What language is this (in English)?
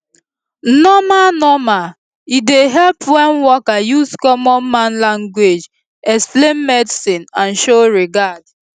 Nigerian Pidgin